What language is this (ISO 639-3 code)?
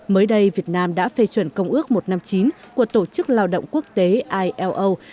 vie